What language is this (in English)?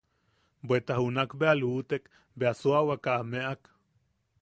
Yaqui